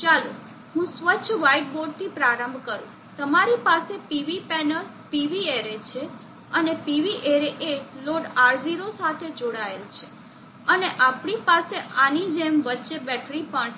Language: Gujarati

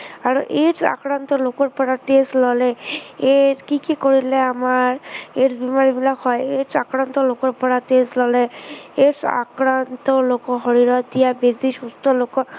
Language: Assamese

